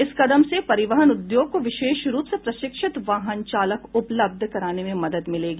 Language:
Hindi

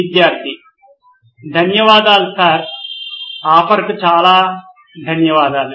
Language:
Telugu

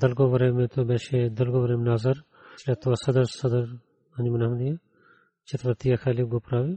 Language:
Bulgarian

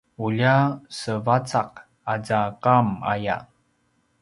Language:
Paiwan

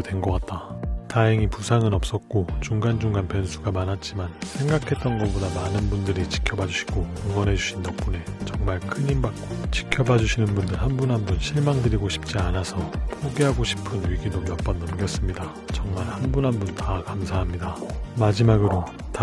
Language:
Korean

